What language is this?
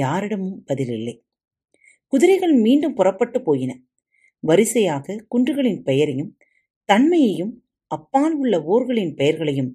Tamil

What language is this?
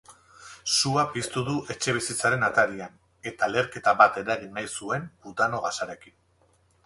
Basque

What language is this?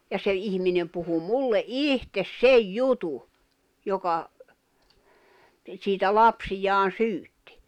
Finnish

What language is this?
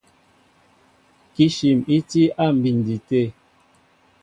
Mbo (Cameroon)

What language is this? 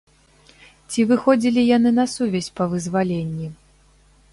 Belarusian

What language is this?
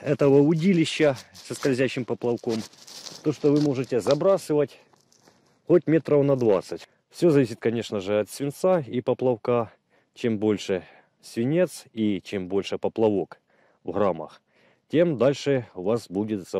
Russian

